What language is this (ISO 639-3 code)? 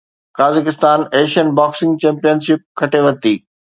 snd